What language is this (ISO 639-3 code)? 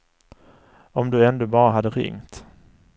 swe